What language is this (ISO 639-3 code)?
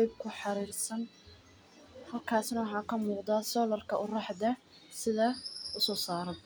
som